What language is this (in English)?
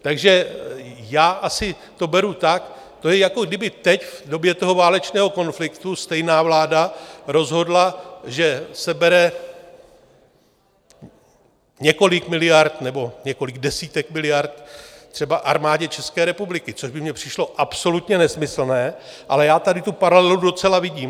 Czech